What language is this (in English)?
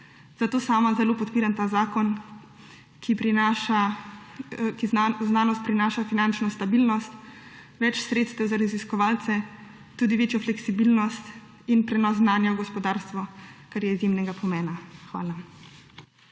Slovenian